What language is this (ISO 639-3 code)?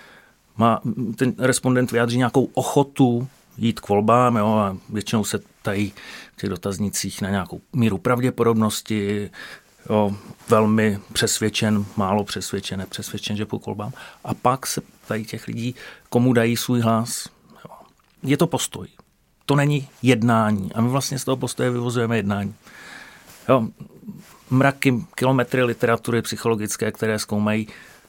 ces